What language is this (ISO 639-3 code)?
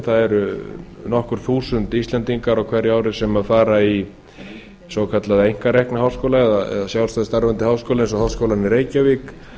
isl